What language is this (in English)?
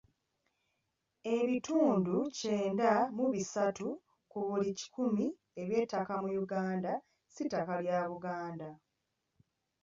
Ganda